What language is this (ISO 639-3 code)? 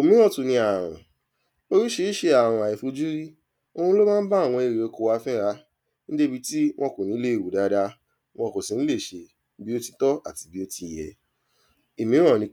yor